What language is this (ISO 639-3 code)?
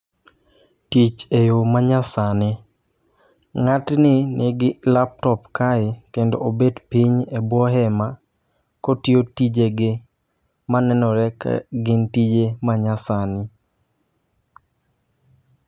luo